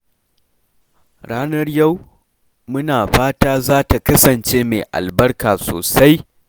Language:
Hausa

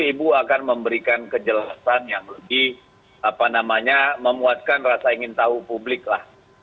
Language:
Indonesian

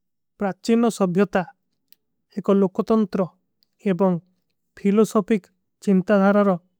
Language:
Kui (India)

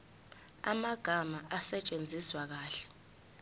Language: Zulu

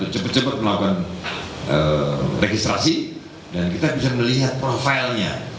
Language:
Indonesian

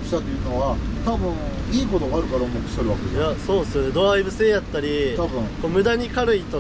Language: Japanese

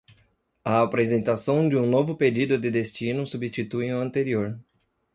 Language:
Portuguese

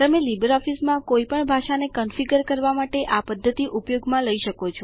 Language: Gujarati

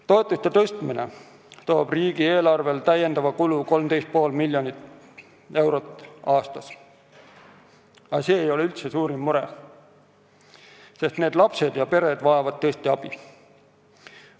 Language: Estonian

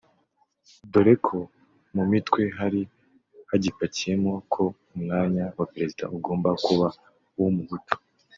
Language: Kinyarwanda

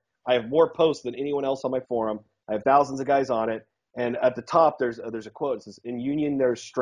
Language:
English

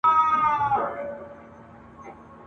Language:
Pashto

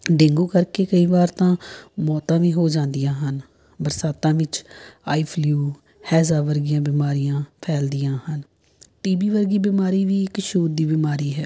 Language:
Punjabi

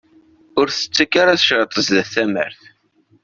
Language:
Kabyle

